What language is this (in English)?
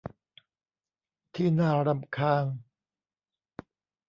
Thai